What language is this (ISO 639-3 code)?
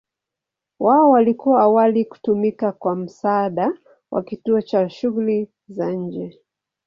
swa